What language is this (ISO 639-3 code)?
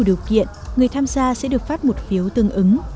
vie